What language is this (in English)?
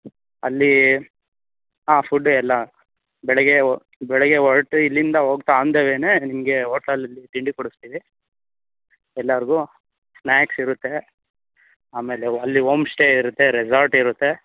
Kannada